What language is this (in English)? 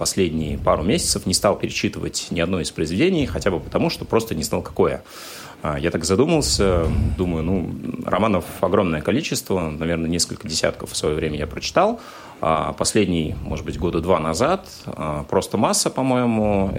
Russian